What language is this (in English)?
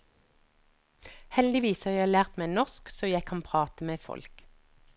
Norwegian